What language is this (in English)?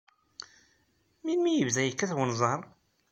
Kabyle